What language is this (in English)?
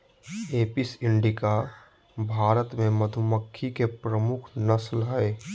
Magahi